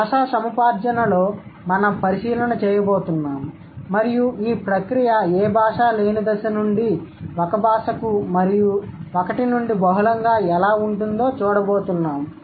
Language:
Telugu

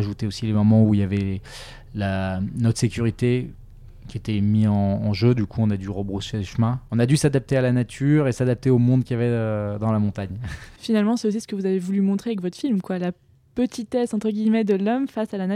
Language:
French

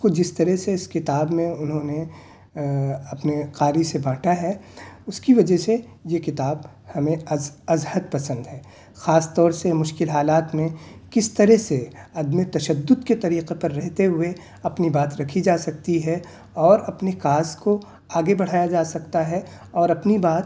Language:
Urdu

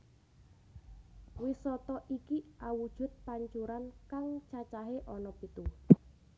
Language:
Javanese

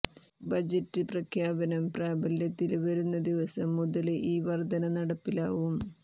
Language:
Malayalam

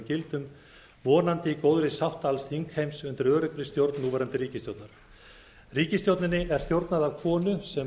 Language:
Icelandic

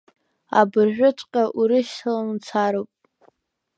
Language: Abkhazian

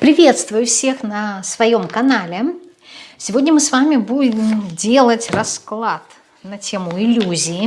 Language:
Russian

